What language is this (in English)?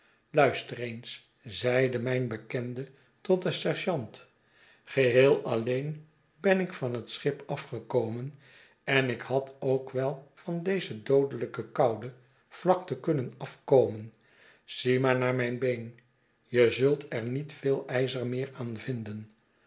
Dutch